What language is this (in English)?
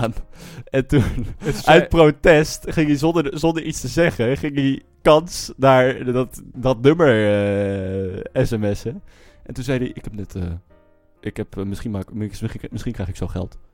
Dutch